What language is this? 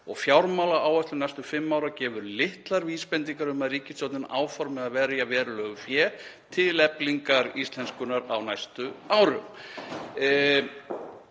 Icelandic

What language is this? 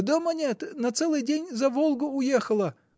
Russian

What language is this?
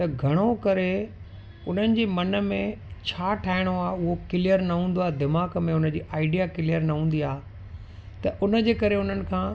Sindhi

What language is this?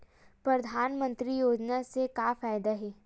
Chhattisgarhi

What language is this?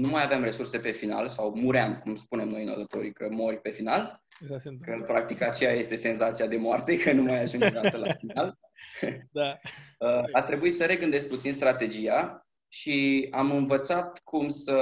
Romanian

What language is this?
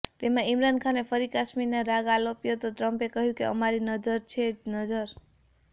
Gujarati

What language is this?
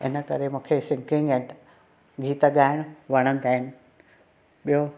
Sindhi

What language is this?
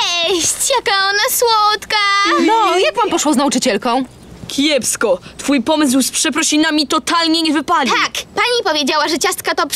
Polish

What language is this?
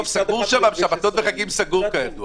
Hebrew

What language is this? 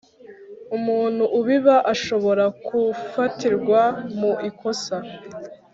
Kinyarwanda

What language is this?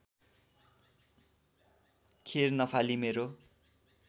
Nepali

